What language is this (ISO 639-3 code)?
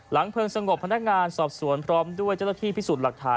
tha